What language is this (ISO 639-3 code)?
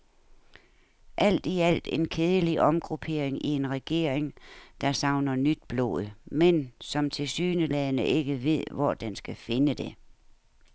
dan